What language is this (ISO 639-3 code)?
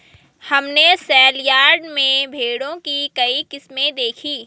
hin